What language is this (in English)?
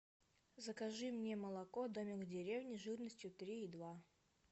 Russian